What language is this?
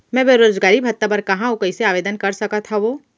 Chhattisgarhi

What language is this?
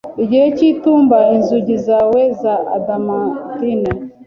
Kinyarwanda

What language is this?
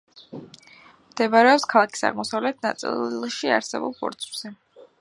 Georgian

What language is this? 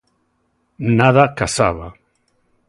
Galician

